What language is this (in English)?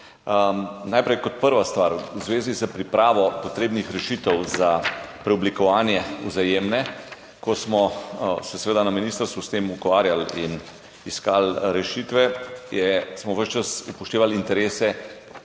Slovenian